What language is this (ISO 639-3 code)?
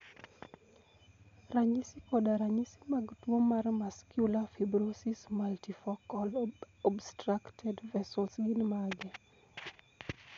luo